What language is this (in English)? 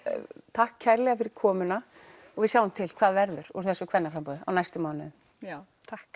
Icelandic